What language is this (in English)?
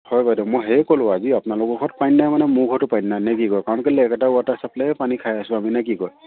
Assamese